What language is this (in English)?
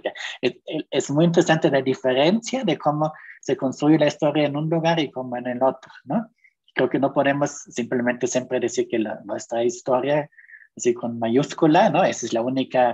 Spanish